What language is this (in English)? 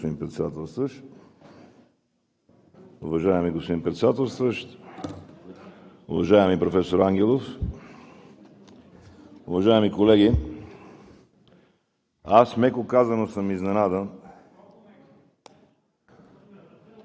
Bulgarian